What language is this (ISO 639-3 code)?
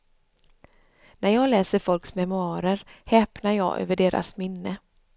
swe